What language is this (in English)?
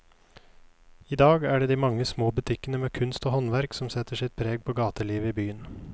Norwegian